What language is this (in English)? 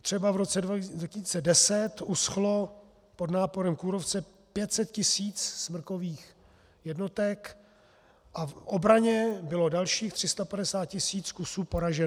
Czech